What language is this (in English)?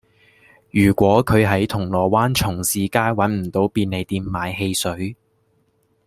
Cantonese